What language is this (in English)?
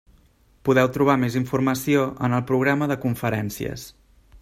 Catalan